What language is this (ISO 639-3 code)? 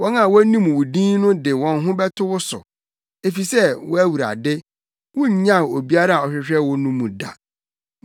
aka